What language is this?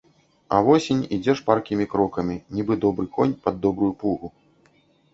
Belarusian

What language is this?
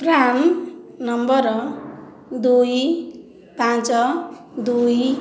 Odia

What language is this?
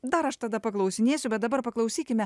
Lithuanian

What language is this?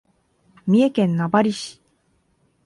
Japanese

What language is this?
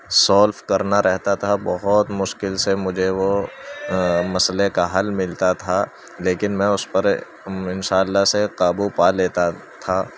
Urdu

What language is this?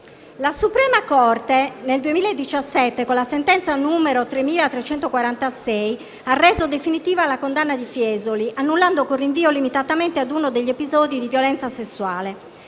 Italian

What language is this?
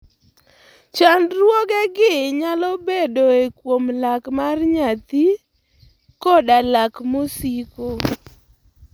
Luo (Kenya and Tanzania)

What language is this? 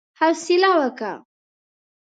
Pashto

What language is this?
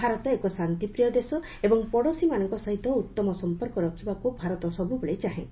Odia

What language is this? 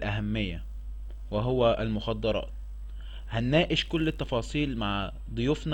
Arabic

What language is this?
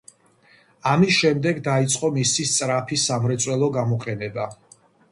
Georgian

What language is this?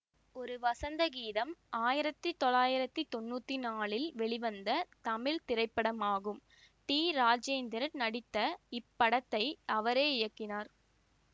Tamil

